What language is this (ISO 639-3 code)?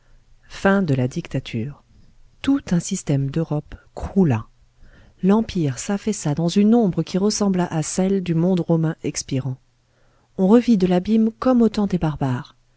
fra